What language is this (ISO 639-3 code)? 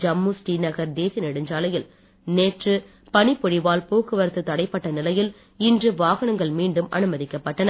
tam